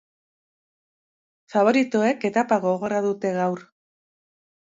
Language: Basque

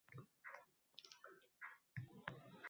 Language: Uzbek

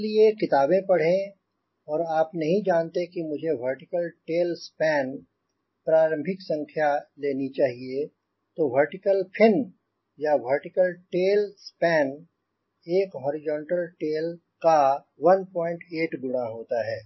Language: Hindi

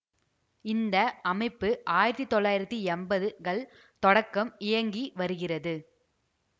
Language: Tamil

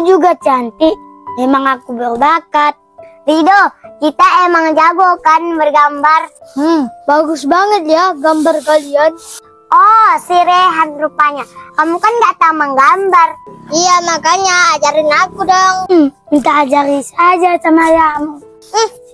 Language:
Indonesian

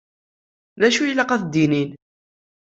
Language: Kabyle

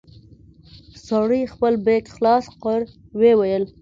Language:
Pashto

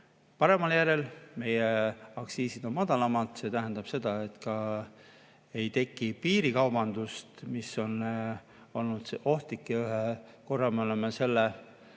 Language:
Estonian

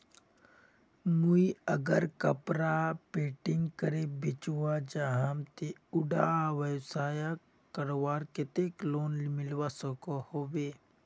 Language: Magahi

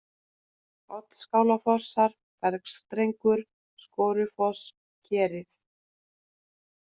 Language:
Icelandic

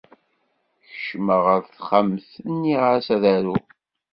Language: Kabyle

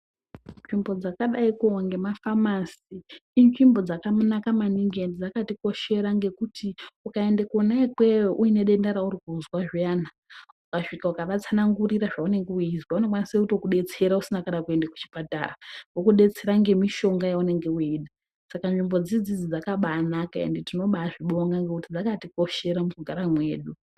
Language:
Ndau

